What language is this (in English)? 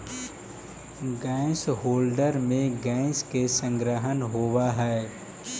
Magahi